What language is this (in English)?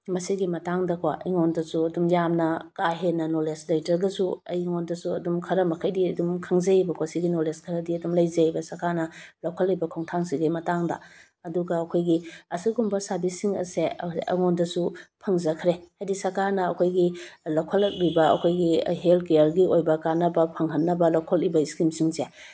Manipuri